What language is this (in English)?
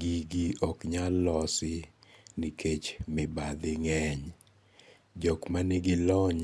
Luo (Kenya and Tanzania)